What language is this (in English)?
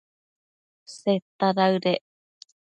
Matsés